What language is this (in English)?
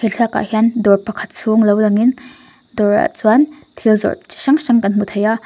Mizo